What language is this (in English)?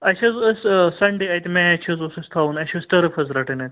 Kashmiri